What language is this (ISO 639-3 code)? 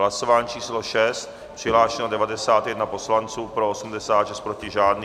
ces